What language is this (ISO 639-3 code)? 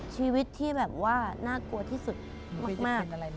tha